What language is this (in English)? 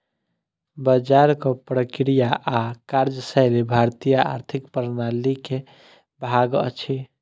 Maithili